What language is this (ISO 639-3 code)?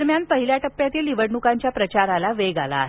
mar